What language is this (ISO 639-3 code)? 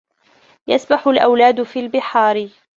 ara